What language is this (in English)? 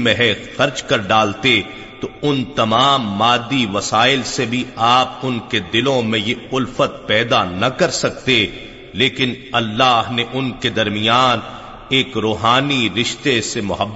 Urdu